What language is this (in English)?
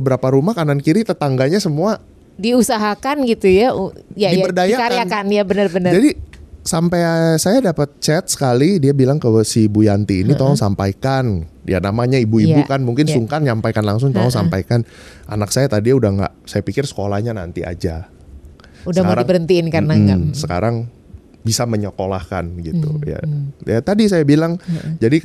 Indonesian